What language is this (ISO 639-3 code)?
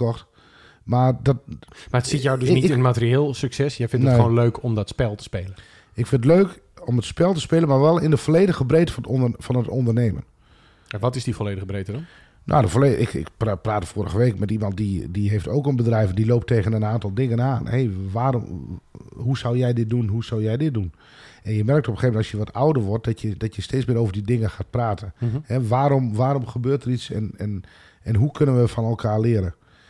nld